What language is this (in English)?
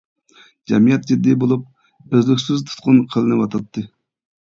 Uyghur